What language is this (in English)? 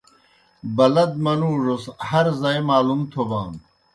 Kohistani Shina